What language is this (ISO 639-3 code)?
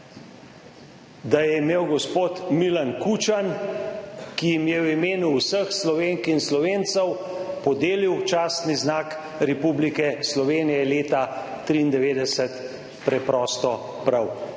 slv